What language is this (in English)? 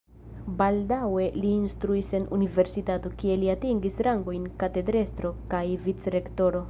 Esperanto